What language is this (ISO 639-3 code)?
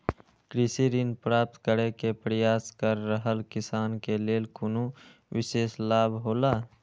mai